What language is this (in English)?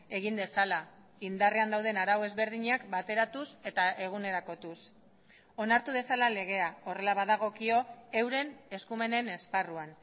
Basque